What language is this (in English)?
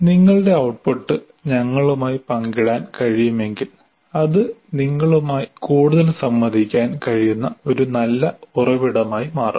Malayalam